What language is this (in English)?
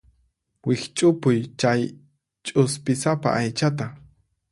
Puno Quechua